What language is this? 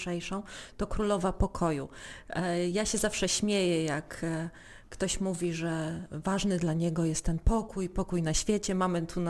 Polish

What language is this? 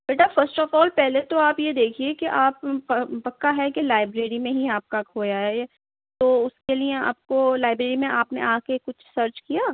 Urdu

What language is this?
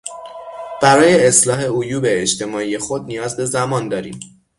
Persian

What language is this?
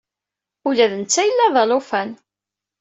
Kabyle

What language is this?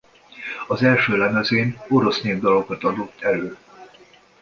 Hungarian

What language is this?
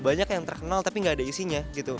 Indonesian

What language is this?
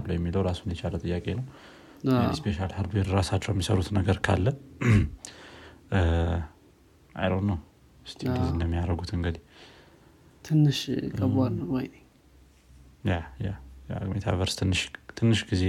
Amharic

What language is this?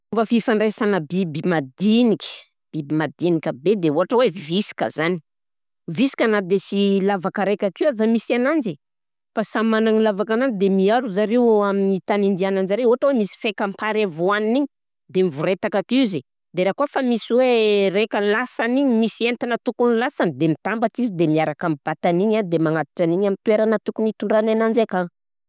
Southern Betsimisaraka Malagasy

